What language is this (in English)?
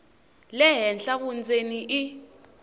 Tsonga